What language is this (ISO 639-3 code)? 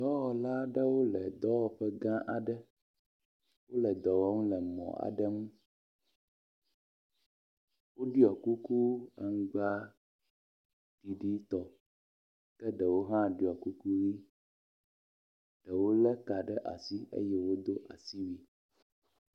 ewe